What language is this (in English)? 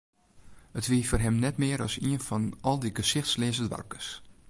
Western Frisian